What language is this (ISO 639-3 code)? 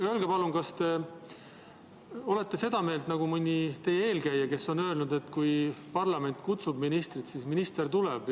est